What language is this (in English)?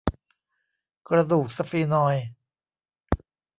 Thai